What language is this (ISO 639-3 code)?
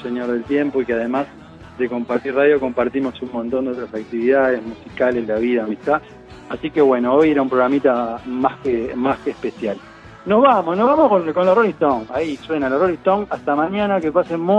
spa